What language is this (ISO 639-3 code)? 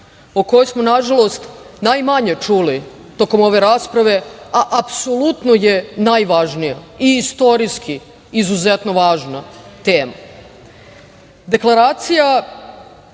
srp